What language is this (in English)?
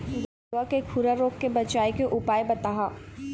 Chhattisgarhi